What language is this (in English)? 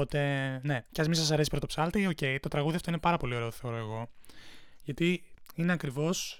Greek